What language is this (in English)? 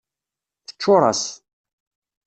Kabyle